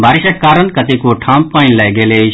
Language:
Maithili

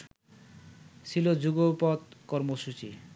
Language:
Bangla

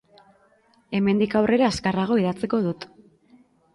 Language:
Basque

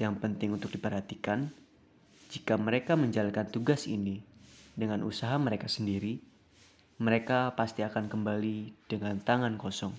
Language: Indonesian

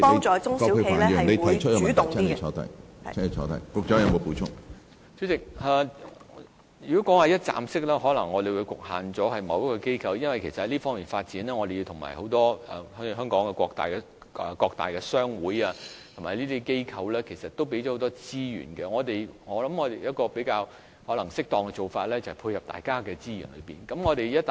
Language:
Cantonese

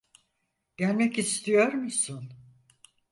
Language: Turkish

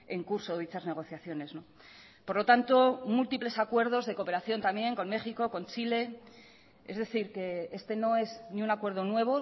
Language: Spanish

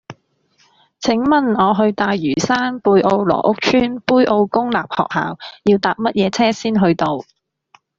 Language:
Cantonese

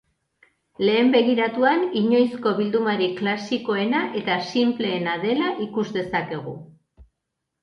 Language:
Basque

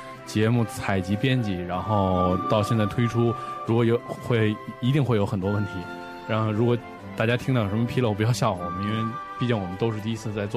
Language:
Chinese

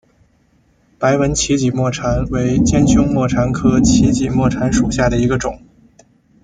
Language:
Chinese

